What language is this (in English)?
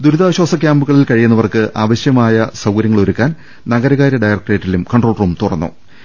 Malayalam